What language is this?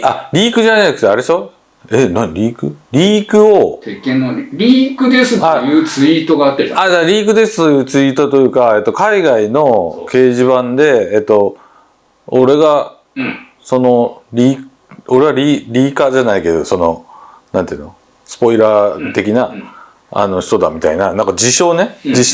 Japanese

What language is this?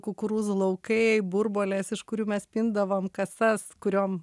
Lithuanian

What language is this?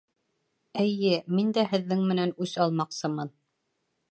Bashkir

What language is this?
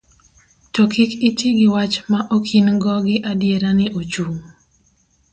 Luo (Kenya and Tanzania)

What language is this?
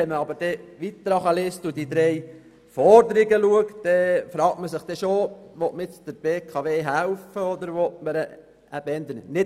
Swiss German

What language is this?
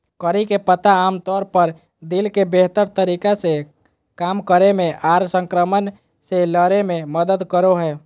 Magahi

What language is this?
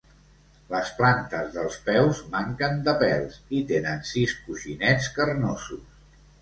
Catalan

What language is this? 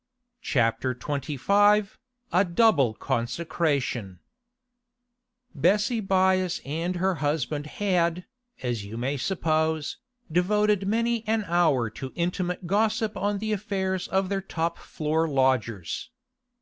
English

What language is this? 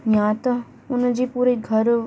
Sindhi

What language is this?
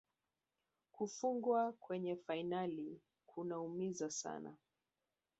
Swahili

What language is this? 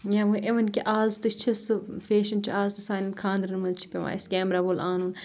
Kashmiri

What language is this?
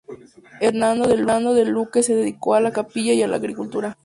Spanish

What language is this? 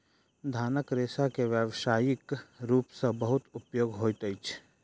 Maithili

